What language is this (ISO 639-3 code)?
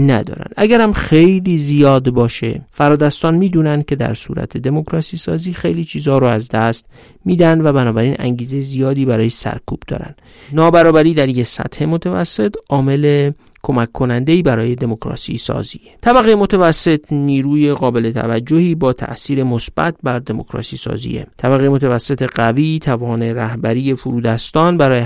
fas